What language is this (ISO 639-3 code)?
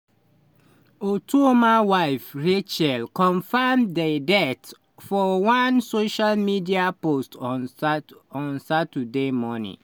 pcm